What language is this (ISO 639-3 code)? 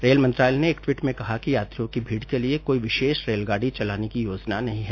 hin